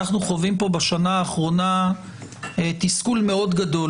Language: Hebrew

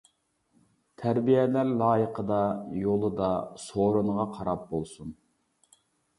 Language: Uyghur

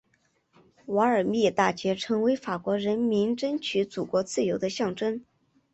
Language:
Chinese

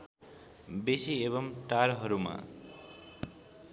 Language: Nepali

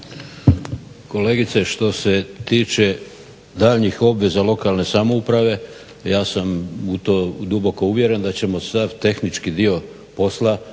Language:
Croatian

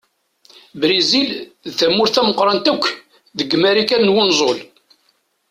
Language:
Kabyle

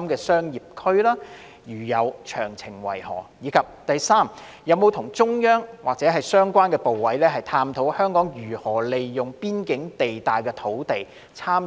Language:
Cantonese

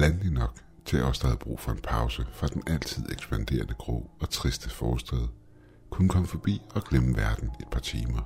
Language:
Danish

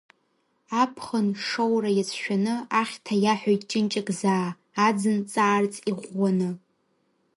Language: Abkhazian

